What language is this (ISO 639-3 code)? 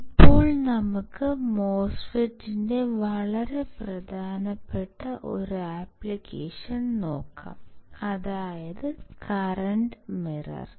mal